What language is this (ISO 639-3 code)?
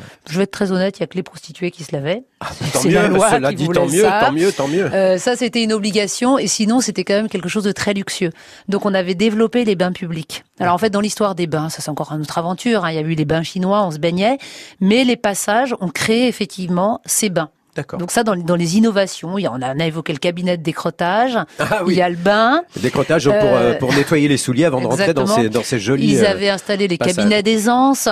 fra